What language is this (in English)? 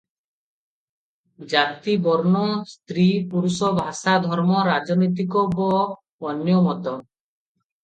Odia